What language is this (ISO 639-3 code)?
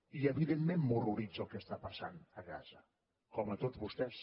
cat